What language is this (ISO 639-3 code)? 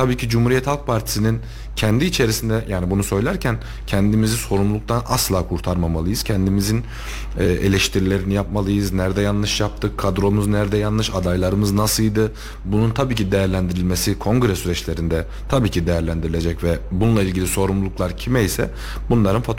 tur